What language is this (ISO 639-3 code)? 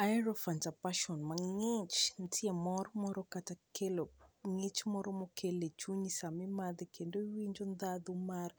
luo